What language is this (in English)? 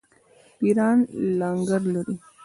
Pashto